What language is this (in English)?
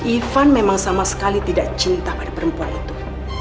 Indonesian